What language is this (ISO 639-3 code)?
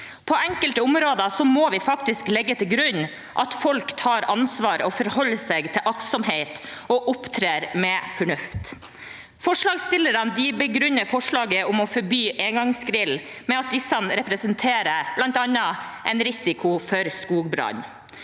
nor